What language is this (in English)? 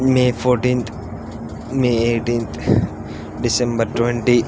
Telugu